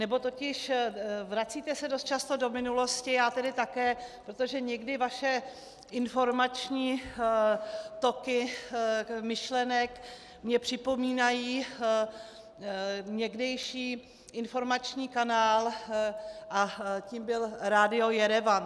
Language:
Czech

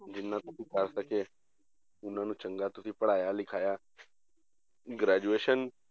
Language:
Punjabi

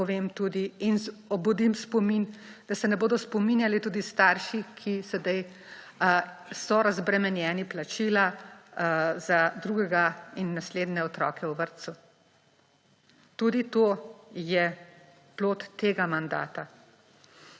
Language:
Slovenian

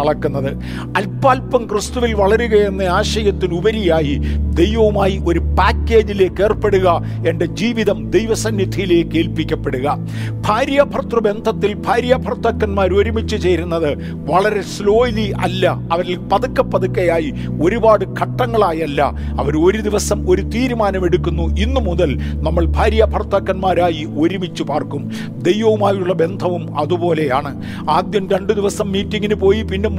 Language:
Malayalam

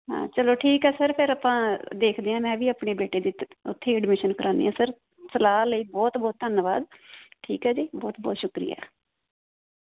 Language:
Punjabi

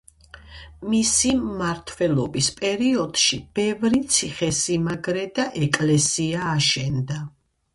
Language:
Georgian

